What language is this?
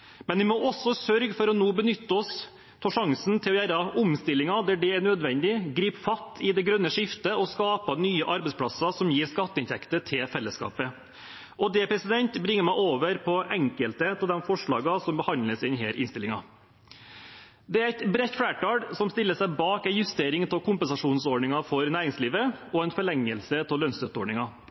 Norwegian Bokmål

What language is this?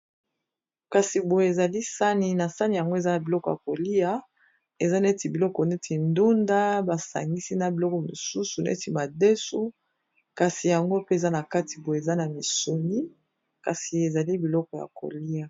Lingala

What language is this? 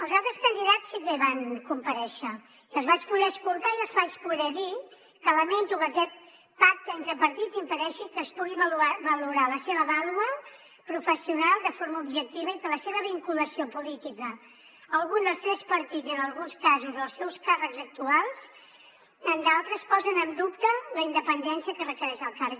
Catalan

